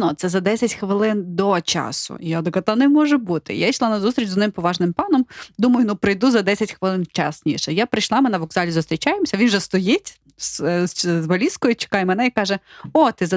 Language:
Ukrainian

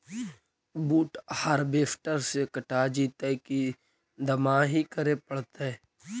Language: Magahi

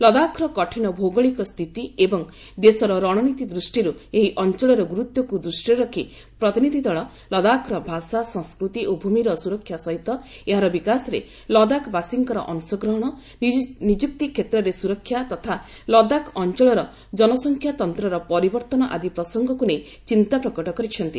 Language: Odia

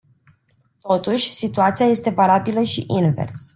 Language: Romanian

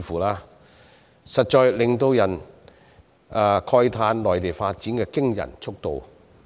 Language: Cantonese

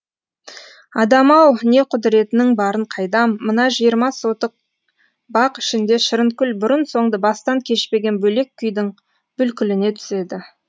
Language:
Kazakh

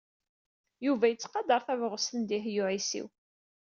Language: Kabyle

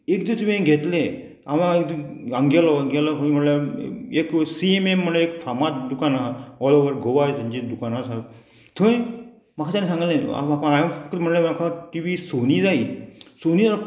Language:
Konkani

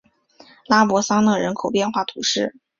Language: Chinese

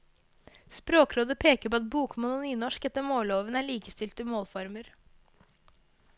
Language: Norwegian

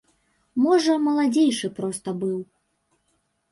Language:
Belarusian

